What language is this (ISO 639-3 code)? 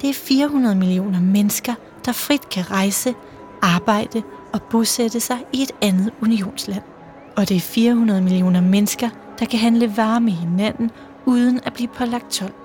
dan